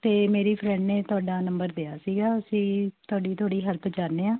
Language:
Punjabi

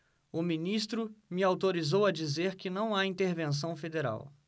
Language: Portuguese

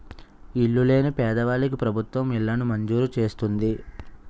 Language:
Telugu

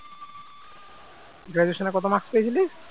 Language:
Bangla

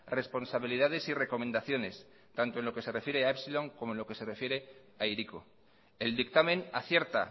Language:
Spanish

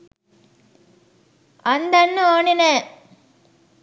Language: Sinhala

